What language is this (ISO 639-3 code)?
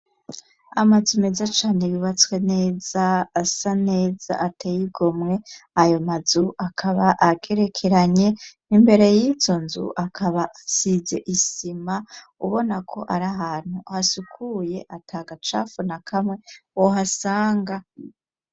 run